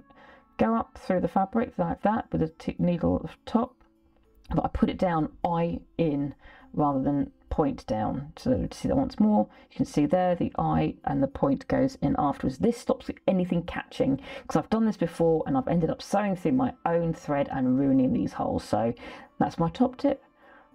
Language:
English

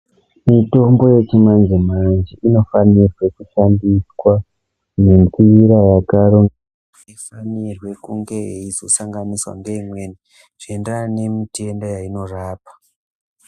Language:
Ndau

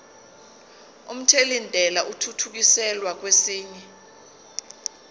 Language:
Zulu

